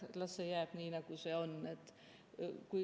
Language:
Estonian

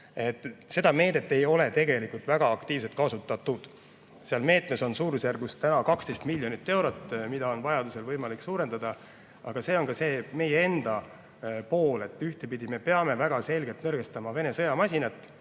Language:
Estonian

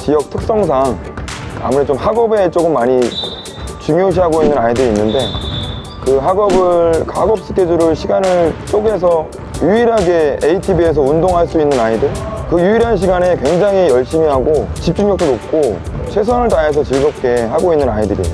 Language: Korean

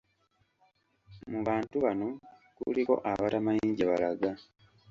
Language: Ganda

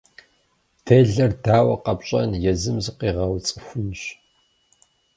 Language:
Kabardian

